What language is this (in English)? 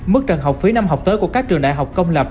Vietnamese